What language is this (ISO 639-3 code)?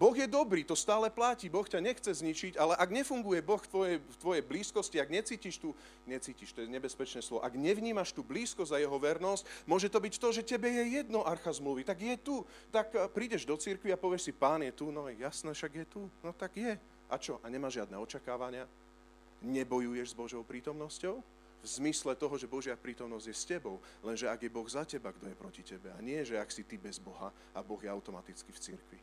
slk